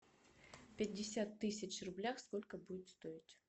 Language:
Russian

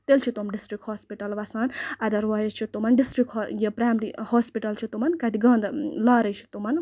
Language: Kashmiri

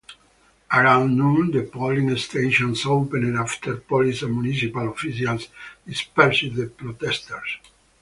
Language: English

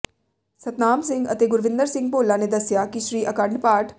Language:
Punjabi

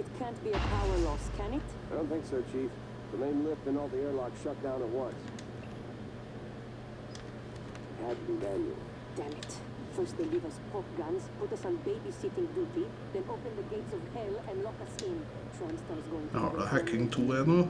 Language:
Norwegian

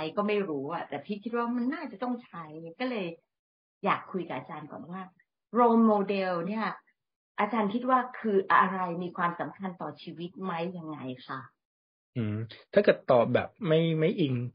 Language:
Thai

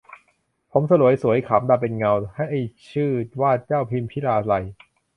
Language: Thai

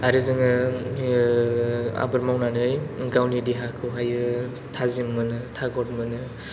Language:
Bodo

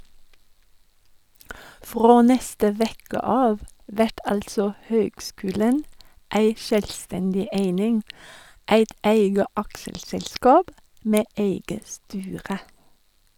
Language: Norwegian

